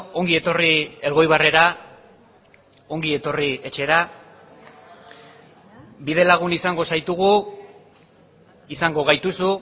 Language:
Basque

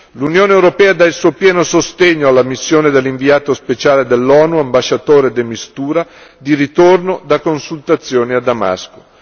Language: Italian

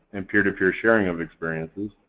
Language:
English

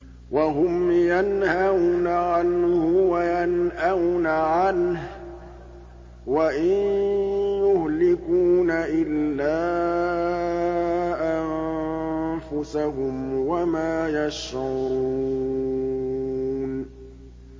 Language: Arabic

